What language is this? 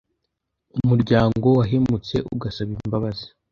Kinyarwanda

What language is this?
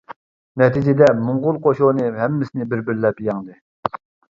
Uyghur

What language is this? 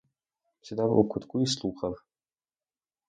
Ukrainian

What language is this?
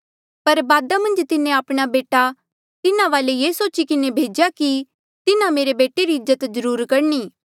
Mandeali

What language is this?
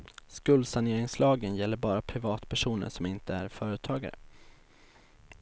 Swedish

